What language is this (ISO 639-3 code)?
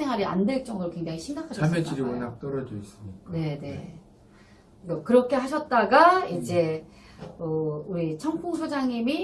kor